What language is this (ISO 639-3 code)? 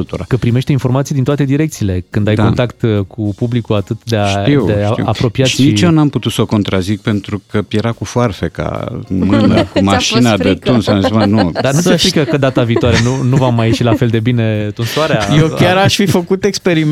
ron